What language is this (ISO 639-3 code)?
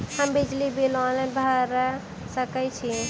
mai